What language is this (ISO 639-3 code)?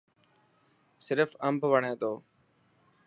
mki